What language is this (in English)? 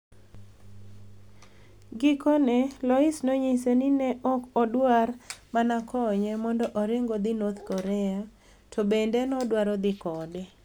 Luo (Kenya and Tanzania)